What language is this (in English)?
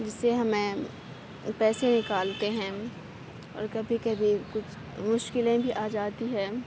Urdu